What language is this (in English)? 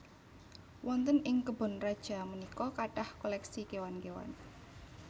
Javanese